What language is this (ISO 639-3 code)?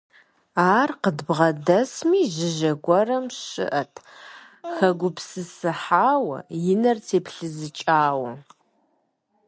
kbd